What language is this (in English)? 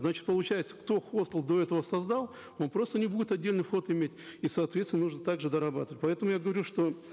Kazakh